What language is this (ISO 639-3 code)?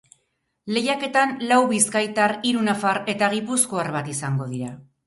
eus